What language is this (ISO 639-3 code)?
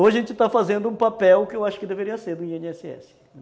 por